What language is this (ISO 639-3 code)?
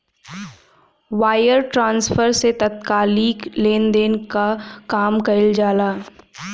bho